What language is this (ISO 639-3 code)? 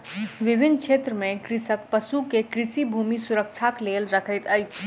mai